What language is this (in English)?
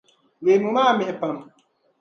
Dagbani